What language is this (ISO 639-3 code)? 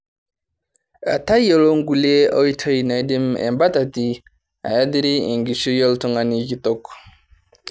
mas